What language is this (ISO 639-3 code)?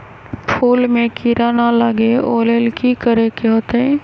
mag